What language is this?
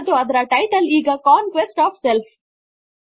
Kannada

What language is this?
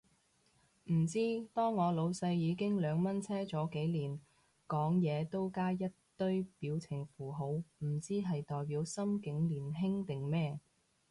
Cantonese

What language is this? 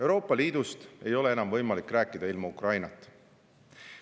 Estonian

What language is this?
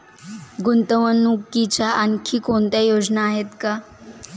Marathi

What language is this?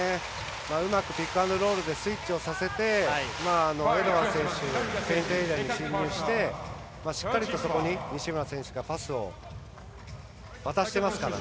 Japanese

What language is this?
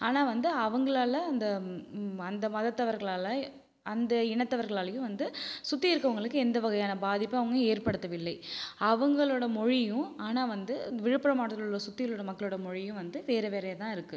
Tamil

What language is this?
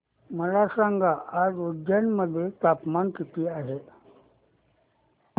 Marathi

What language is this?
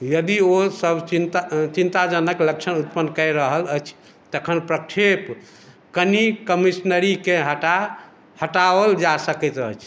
Maithili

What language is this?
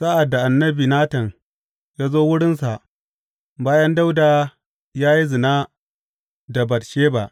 Hausa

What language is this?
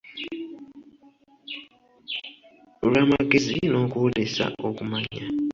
Ganda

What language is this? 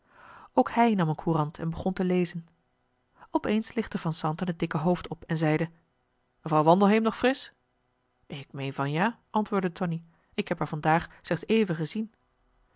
Dutch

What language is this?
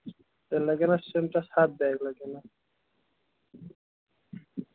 Kashmiri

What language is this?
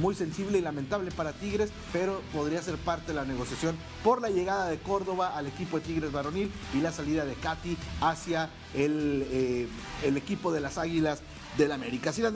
Spanish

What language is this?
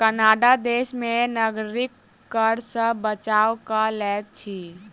Maithili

